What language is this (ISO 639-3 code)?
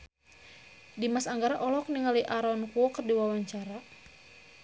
sun